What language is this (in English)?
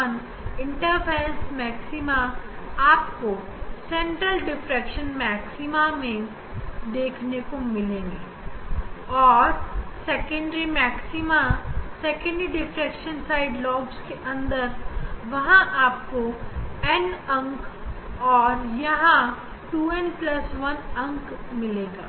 Hindi